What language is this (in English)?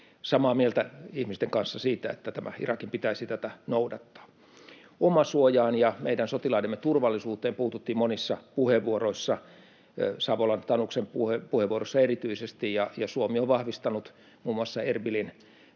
Finnish